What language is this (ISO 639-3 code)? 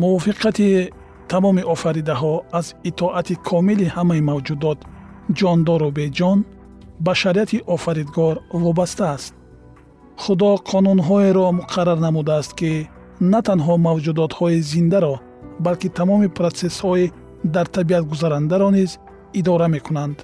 fas